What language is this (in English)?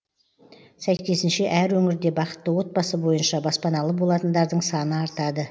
Kazakh